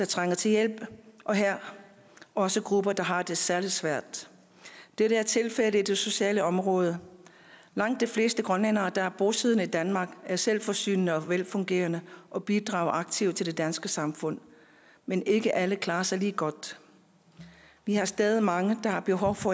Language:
Danish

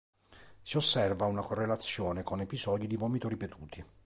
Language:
Italian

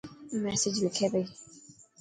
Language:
Dhatki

